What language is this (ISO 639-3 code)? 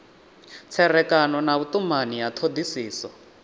ven